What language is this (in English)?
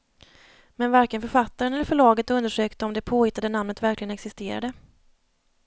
Swedish